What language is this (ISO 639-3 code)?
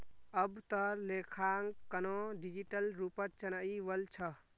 mag